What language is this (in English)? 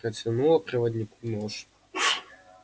Russian